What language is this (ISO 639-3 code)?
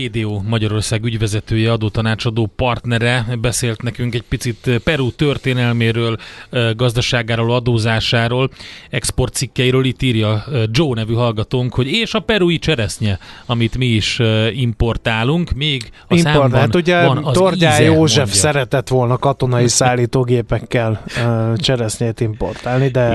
hun